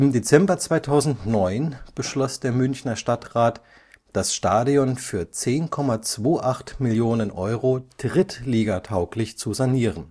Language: German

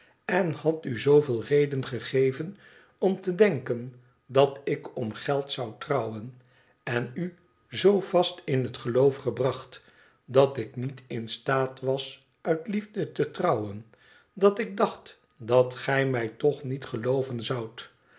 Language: Dutch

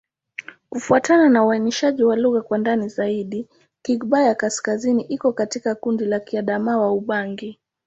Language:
Swahili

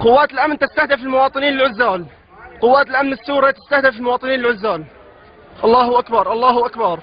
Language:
Arabic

